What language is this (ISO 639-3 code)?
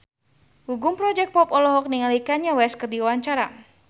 sun